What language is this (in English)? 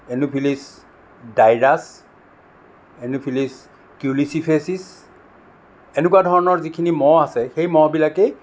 Assamese